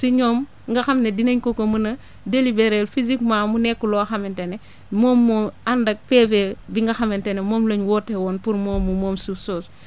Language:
Wolof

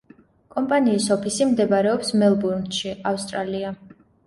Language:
Georgian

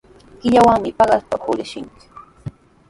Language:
Sihuas Ancash Quechua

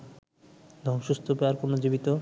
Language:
Bangla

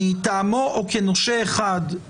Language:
Hebrew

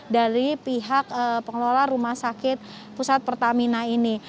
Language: Indonesian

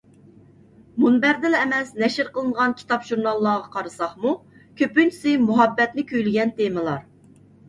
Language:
Uyghur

